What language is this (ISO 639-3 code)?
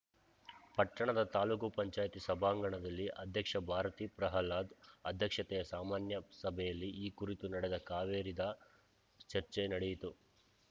kan